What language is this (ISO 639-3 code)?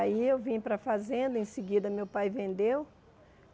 por